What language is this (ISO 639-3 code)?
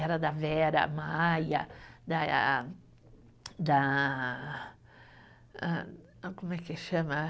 por